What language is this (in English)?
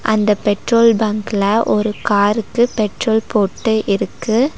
Tamil